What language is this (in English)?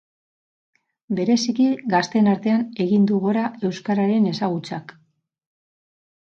Basque